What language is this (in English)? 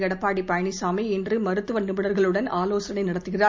Tamil